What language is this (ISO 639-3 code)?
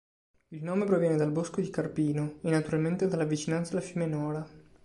ita